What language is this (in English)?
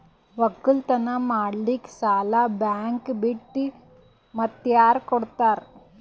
Kannada